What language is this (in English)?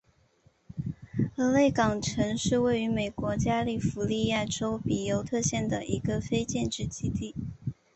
Chinese